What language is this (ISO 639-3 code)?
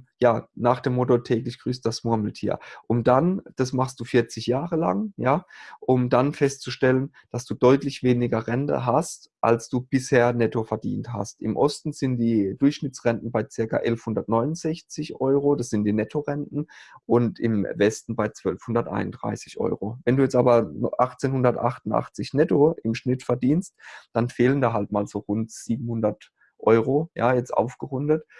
deu